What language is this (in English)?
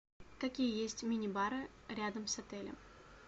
Russian